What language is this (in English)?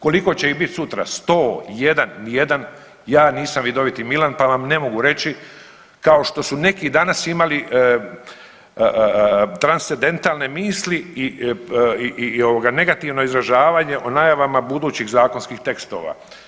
Croatian